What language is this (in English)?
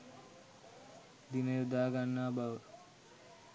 Sinhala